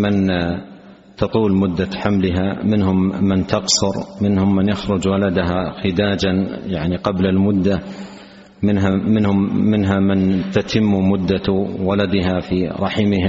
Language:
Arabic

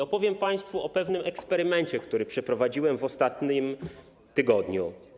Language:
Polish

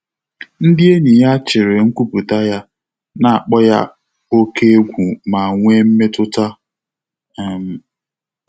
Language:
Igbo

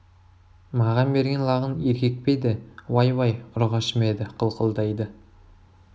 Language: Kazakh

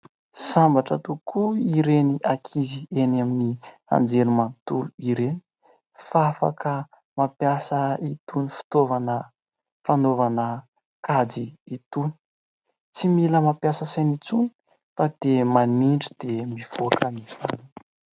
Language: Malagasy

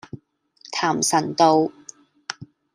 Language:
Cantonese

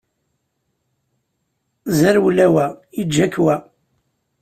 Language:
Kabyle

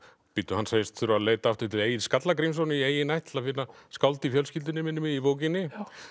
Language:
Icelandic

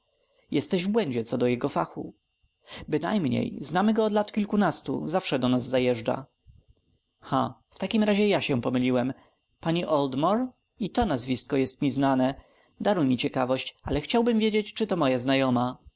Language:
Polish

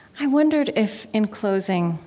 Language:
English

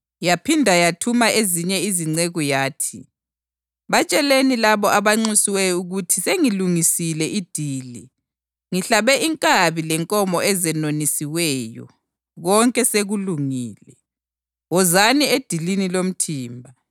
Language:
North Ndebele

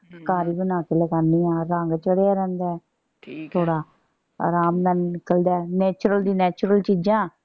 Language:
Punjabi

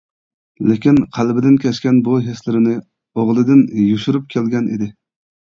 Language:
Uyghur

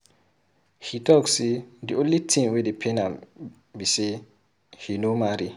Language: Nigerian Pidgin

